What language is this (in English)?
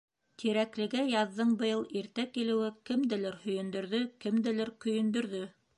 Bashkir